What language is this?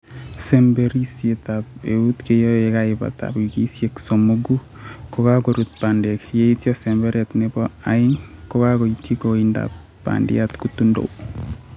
Kalenjin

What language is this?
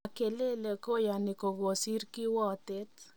Kalenjin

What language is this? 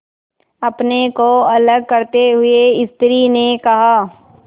Hindi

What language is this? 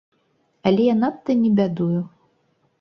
Belarusian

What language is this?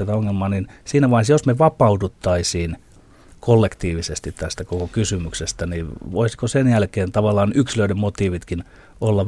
Finnish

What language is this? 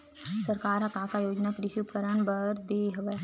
Chhattisgarhi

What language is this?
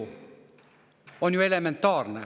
Estonian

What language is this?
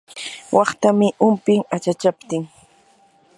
Yanahuanca Pasco Quechua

